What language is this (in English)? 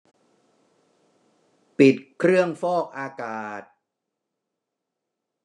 Thai